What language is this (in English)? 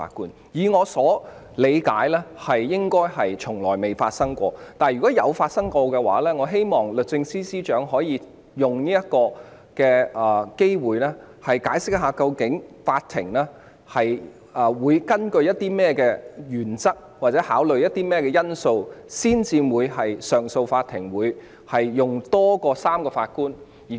Cantonese